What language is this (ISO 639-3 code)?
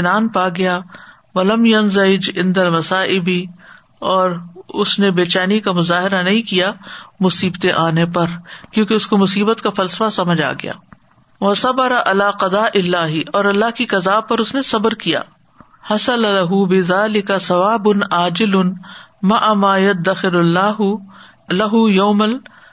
urd